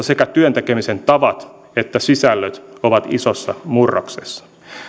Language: Finnish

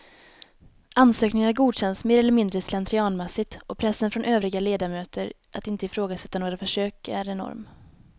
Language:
Swedish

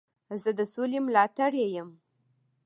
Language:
Pashto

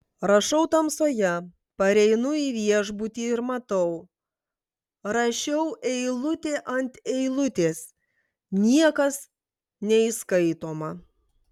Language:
Lithuanian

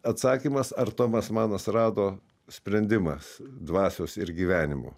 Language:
Lithuanian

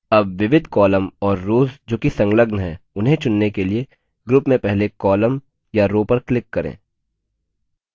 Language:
Hindi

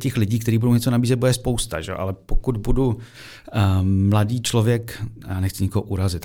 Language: Czech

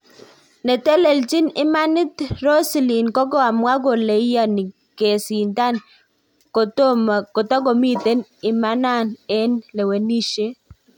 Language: Kalenjin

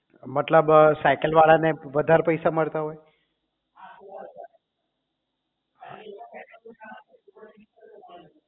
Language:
Gujarati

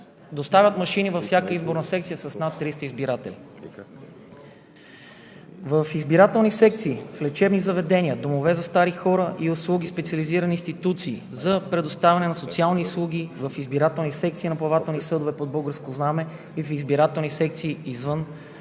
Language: Bulgarian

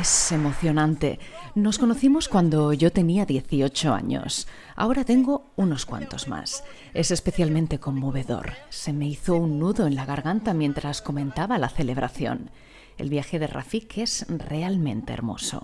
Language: Spanish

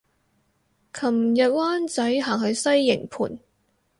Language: Cantonese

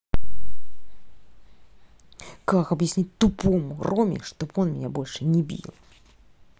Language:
Russian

